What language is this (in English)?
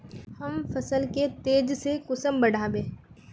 Magahi